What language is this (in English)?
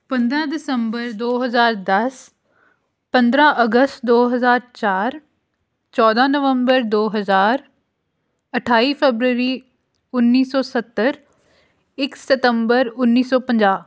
Punjabi